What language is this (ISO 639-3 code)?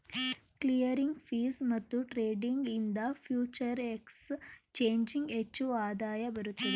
kan